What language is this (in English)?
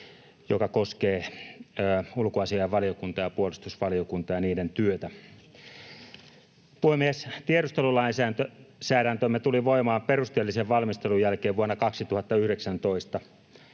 Finnish